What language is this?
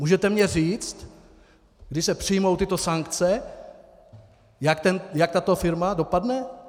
Czech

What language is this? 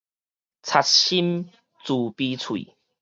Min Nan Chinese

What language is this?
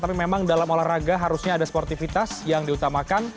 Indonesian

